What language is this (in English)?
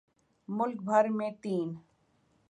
Urdu